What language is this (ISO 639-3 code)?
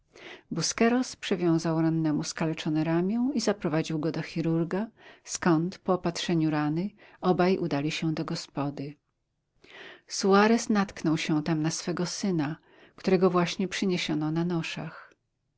pol